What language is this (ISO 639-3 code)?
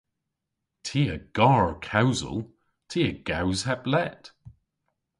cor